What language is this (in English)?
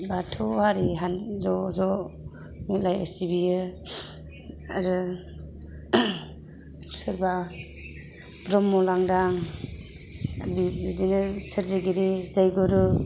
Bodo